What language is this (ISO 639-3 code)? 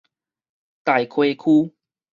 nan